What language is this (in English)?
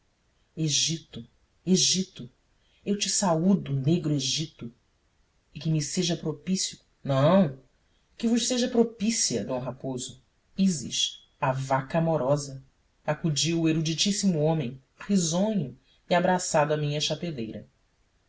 Portuguese